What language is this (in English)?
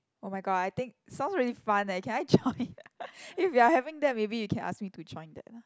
English